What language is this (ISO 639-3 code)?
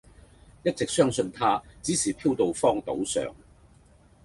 yue